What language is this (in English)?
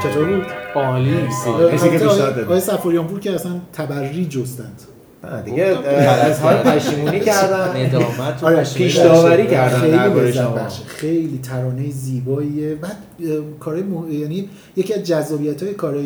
Persian